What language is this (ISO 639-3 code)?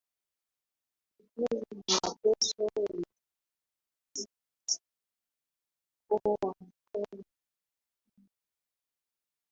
swa